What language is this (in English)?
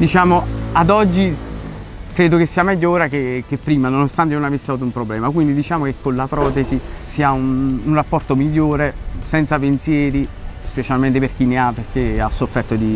Italian